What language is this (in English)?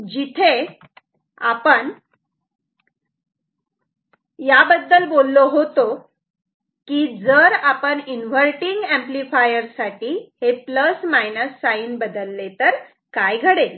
Marathi